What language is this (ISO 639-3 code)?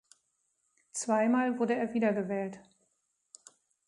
deu